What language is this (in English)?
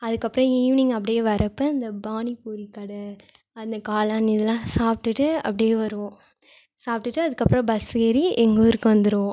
Tamil